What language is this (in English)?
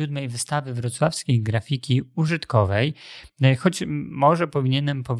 Polish